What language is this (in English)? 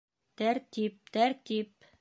Bashkir